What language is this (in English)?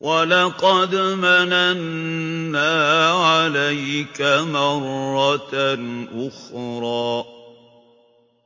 Arabic